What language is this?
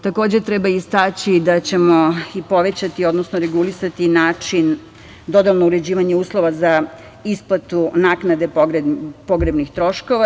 Serbian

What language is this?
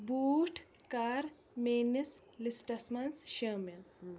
Kashmiri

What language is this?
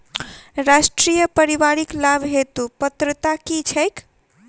Maithili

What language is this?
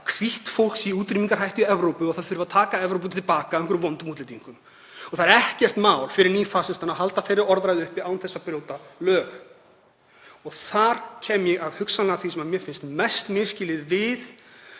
Icelandic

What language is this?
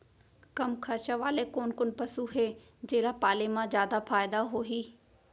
Chhattisgarhi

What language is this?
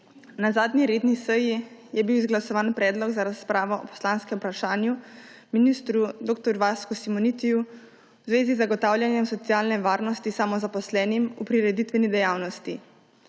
Slovenian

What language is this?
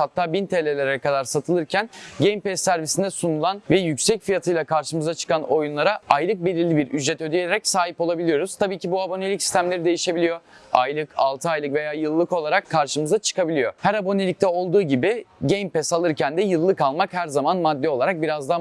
Turkish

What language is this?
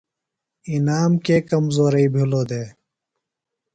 Phalura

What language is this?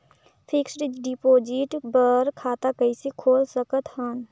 Chhattisgarhi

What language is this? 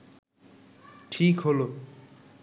Bangla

